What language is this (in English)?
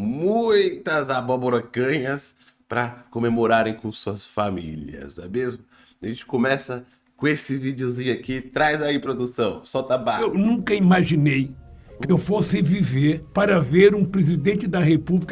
Portuguese